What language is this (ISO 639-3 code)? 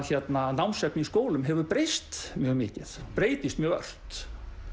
isl